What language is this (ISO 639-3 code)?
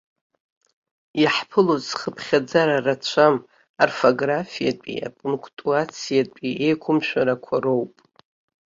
abk